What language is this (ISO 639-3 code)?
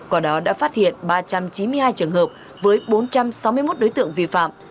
vie